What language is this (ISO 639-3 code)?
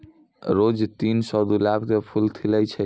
mai